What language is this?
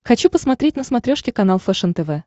Russian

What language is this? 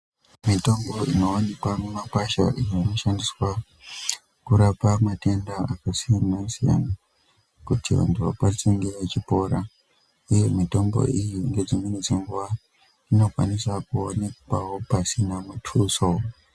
Ndau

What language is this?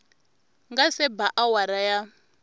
Tsonga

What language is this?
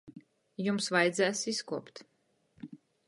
Latgalian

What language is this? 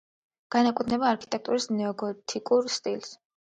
Georgian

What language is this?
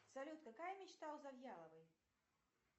Russian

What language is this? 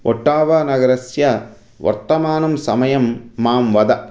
Sanskrit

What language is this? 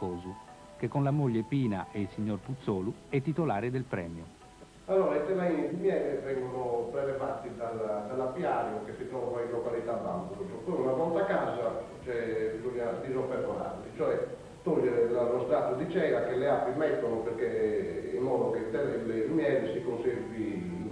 Italian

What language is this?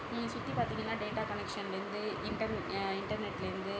Tamil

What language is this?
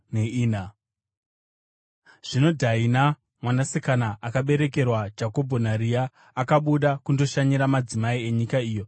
Shona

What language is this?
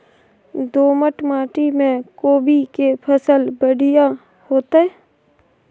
Maithili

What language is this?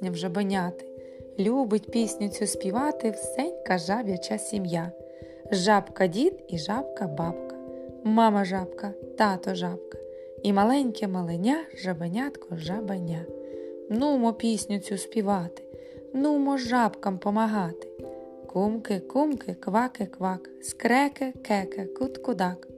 Ukrainian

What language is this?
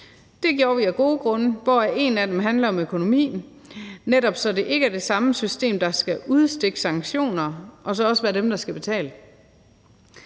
Danish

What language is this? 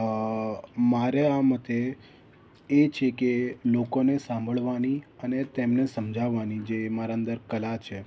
Gujarati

